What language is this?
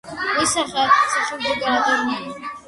Georgian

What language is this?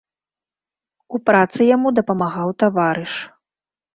Belarusian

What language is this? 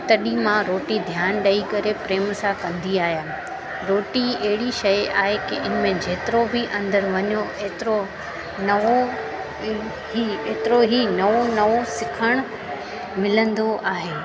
Sindhi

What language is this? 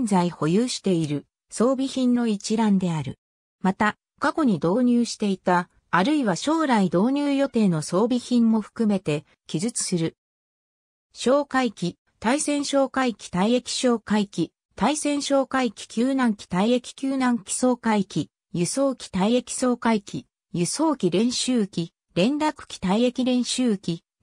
Japanese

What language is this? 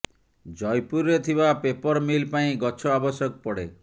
Odia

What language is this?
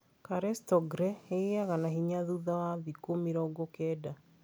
Kikuyu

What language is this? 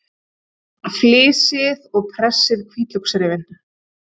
Icelandic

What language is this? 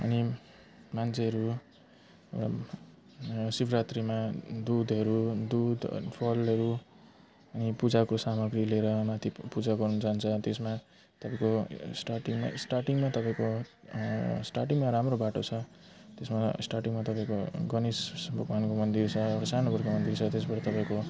Nepali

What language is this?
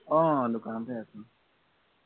Assamese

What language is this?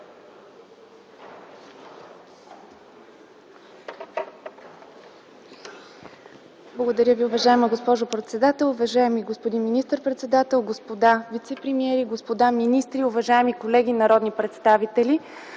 Bulgarian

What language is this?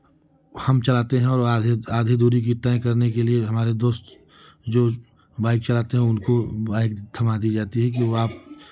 Hindi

